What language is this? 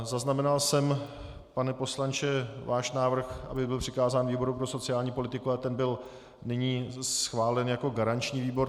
Czech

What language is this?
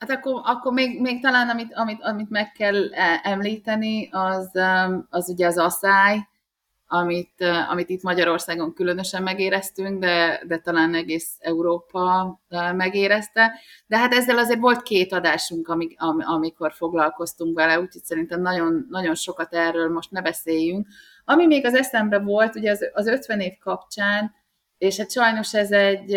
Hungarian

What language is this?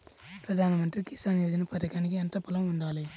Telugu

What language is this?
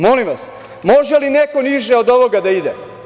Serbian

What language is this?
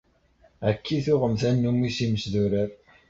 Kabyle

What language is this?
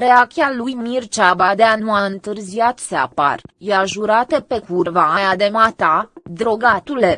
Romanian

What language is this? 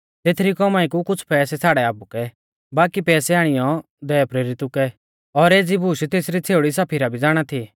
Mahasu Pahari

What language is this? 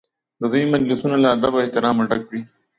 Pashto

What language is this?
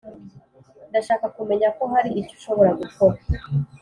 Kinyarwanda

